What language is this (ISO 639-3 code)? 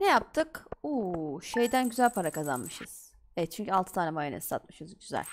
tur